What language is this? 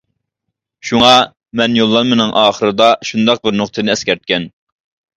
Uyghur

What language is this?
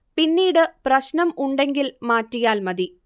Malayalam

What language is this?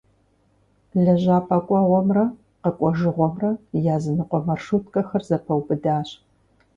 Kabardian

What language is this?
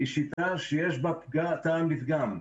Hebrew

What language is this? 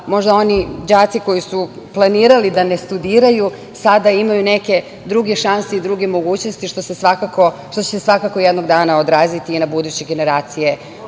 Serbian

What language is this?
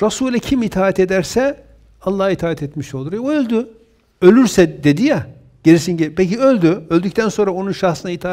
Turkish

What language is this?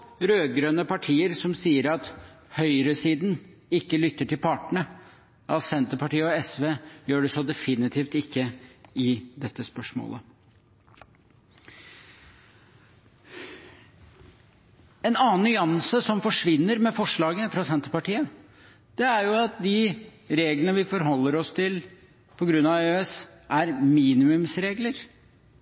Norwegian Bokmål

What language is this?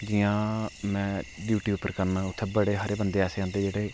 Dogri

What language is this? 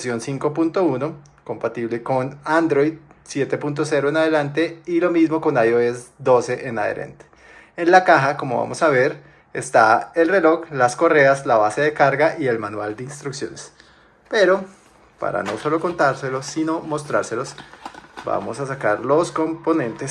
Spanish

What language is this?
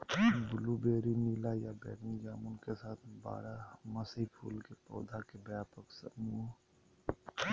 Magahi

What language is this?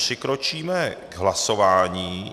Czech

